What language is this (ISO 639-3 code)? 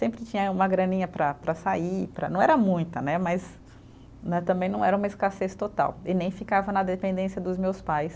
por